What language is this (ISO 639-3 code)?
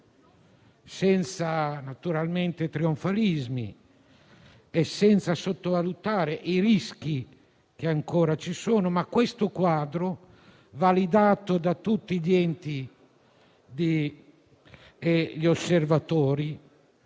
ita